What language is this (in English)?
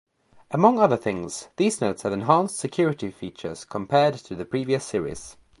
English